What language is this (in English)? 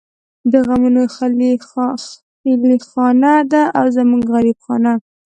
Pashto